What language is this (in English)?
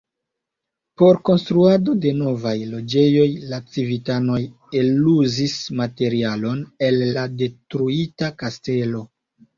Esperanto